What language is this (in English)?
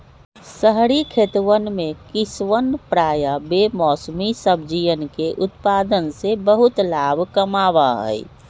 Magahi